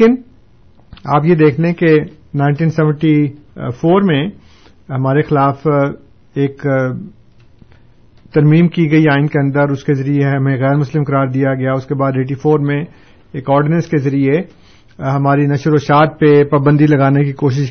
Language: Urdu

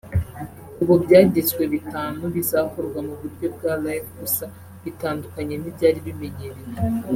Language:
Kinyarwanda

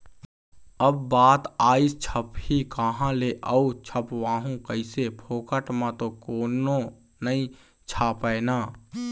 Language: Chhattisgarhi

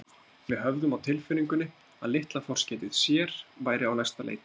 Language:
Icelandic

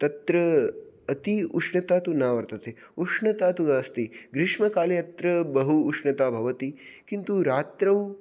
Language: Sanskrit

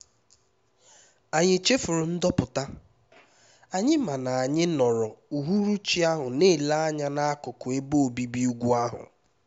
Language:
Igbo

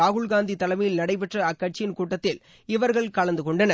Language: Tamil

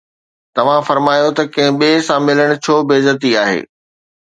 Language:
Sindhi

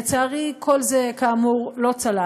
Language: Hebrew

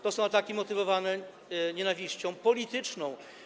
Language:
Polish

